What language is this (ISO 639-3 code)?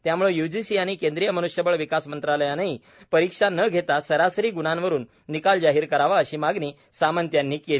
mar